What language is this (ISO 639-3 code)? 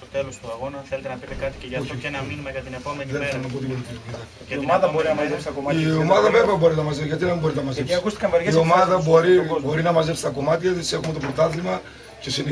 ell